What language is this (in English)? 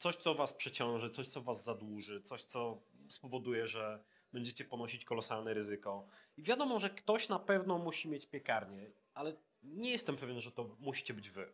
Polish